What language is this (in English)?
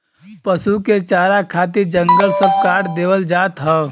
Bhojpuri